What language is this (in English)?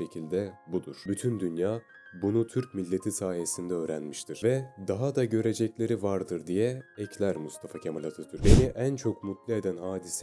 Turkish